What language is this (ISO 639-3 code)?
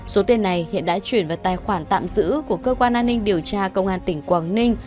vie